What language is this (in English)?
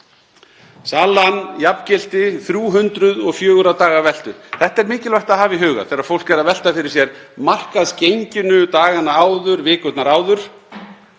Icelandic